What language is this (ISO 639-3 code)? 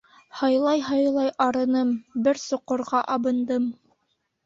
bak